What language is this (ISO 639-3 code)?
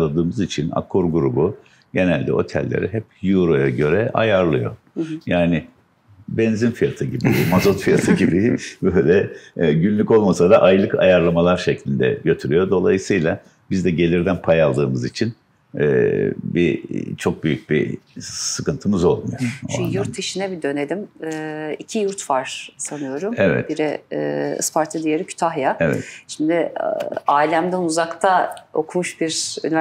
tur